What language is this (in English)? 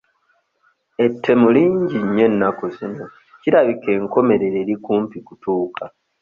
Ganda